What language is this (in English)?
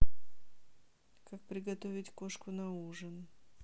Russian